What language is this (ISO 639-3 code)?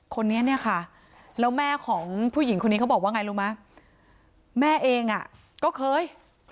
tha